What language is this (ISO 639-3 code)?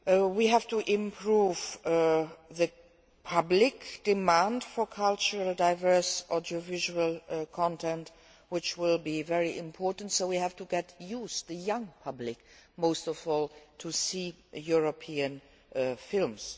eng